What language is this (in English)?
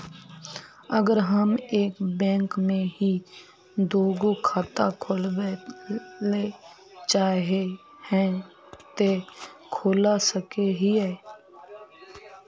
Magahi